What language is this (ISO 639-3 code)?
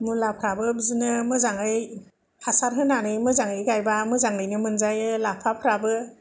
brx